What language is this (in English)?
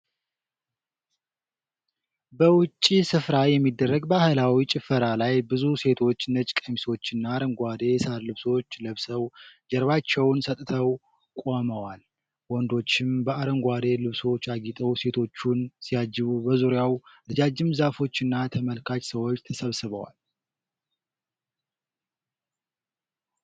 Amharic